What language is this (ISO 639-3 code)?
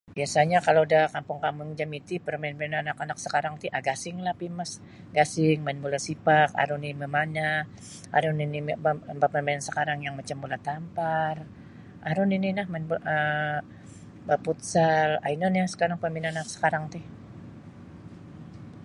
bsy